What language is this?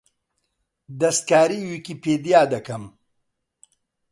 Central Kurdish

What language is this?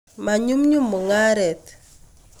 Kalenjin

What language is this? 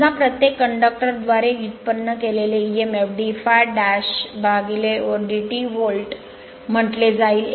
Marathi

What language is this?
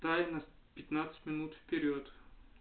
Russian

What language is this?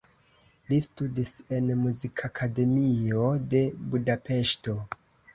Esperanto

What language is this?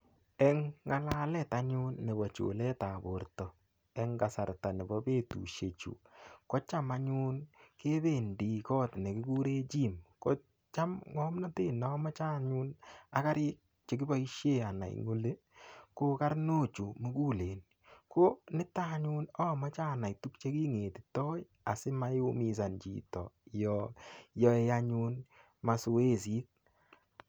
Kalenjin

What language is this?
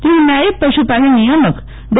Gujarati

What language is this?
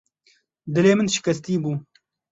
Kurdish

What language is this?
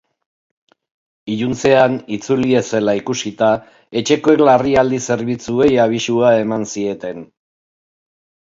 Basque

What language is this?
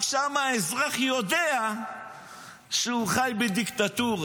Hebrew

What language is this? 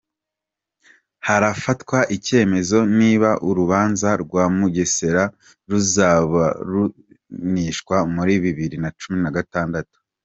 Kinyarwanda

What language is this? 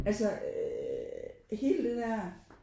Danish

